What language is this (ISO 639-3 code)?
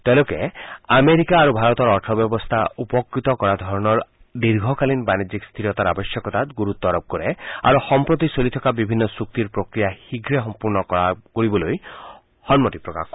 asm